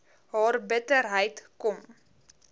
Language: Afrikaans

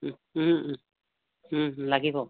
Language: Assamese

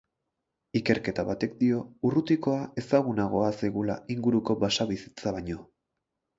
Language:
Basque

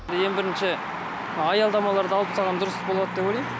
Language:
Kazakh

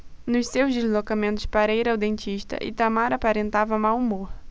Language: Portuguese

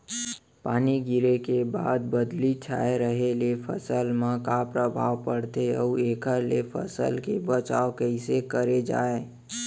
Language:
Chhattisgarhi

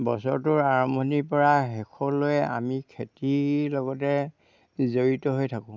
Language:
Assamese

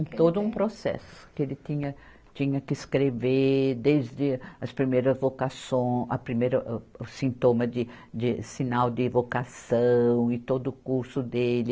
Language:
Portuguese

